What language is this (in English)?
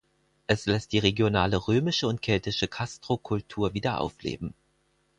German